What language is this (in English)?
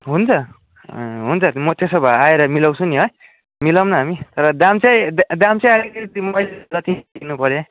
Nepali